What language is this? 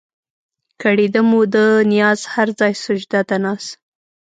Pashto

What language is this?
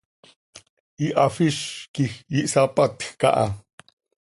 Seri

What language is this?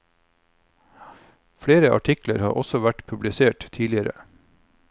Norwegian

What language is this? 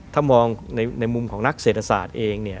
Thai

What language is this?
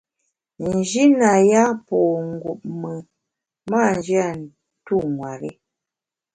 Bamun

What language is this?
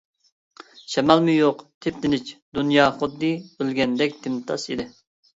Uyghur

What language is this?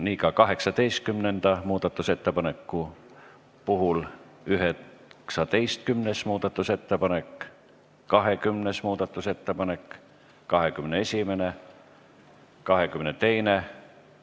Estonian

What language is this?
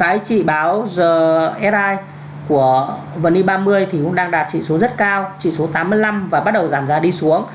Vietnamese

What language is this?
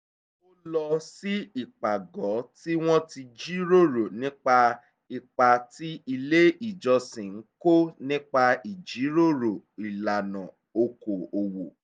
Yoruba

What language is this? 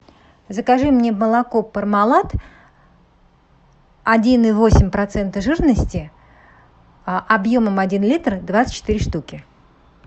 Russian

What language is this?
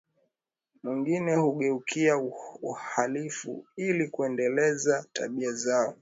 Swahili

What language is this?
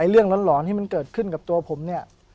Thai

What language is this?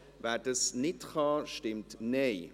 Swiss German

